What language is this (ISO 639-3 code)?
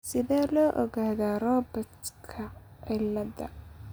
som